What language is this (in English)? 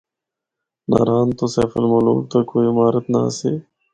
Northern Hindko